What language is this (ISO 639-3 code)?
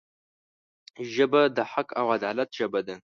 pus